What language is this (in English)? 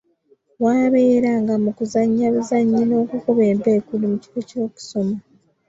Ganda